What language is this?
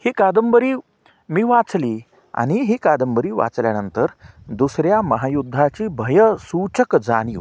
Marathi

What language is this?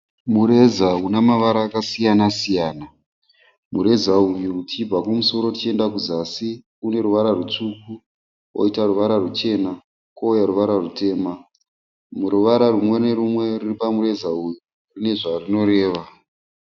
Shona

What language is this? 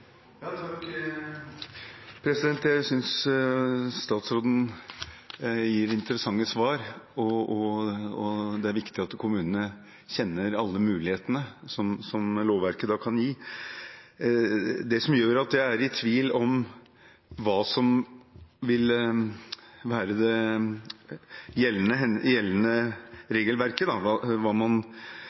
Norwegian Bokmål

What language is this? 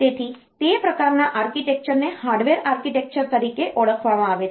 Gujarati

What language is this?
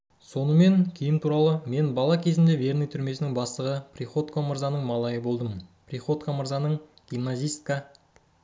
Kazakh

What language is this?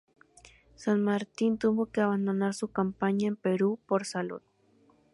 Spanish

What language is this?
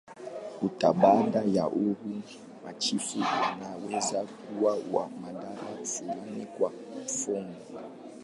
Swahili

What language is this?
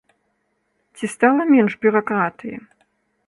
Belarusian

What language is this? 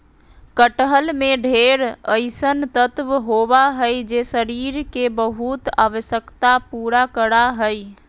Magahi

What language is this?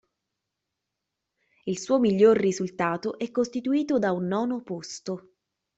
Italian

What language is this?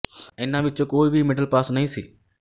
Punjabi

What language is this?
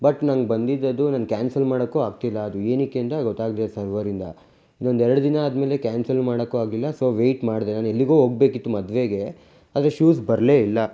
Kannada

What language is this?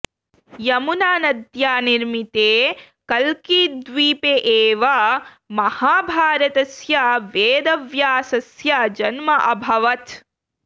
Sanskrit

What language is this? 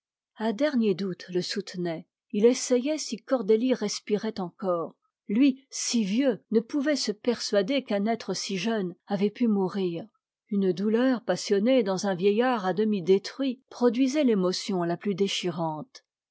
French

